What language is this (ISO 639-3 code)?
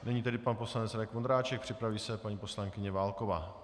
ces